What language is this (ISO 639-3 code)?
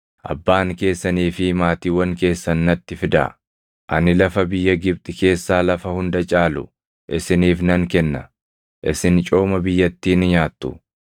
orm